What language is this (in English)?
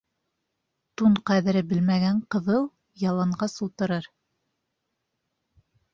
Bashkir